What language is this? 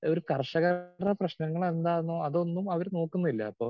Malayalam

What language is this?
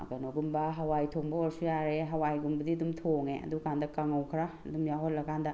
Manipuri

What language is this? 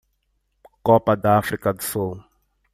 Portuguese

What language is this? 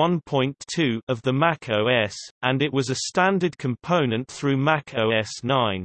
English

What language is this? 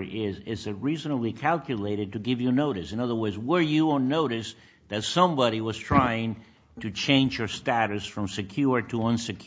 English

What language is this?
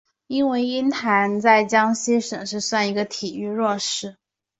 Chinese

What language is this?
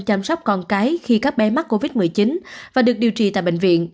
Vietnamese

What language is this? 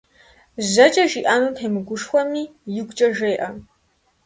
Kabardian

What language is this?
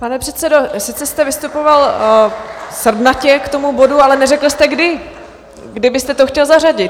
Czech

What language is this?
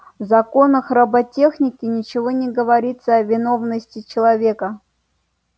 Russian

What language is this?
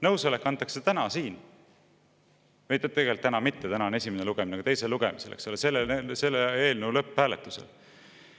Estonian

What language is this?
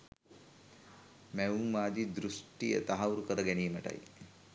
Sinhala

